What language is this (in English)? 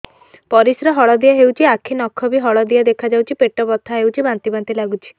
Odia